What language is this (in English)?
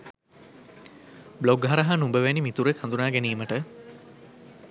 Sinhala